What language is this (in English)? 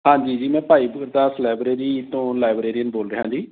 Punjabi